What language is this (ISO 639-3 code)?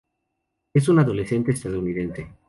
spa